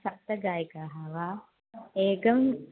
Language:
Sanskrit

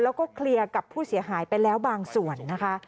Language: Thai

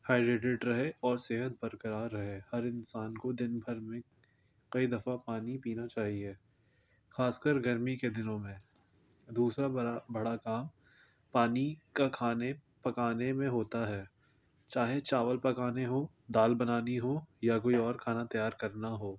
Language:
Urdu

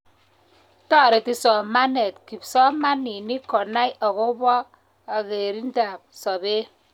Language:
Kalenjin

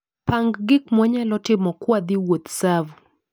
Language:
Luo (Kenya and Tanzania)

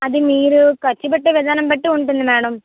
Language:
Telugu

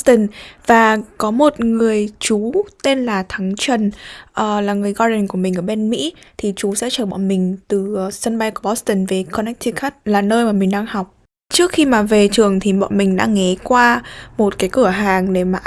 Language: Vietnamese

